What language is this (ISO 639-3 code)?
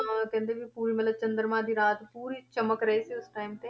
pan